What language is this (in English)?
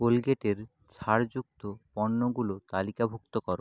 Bangla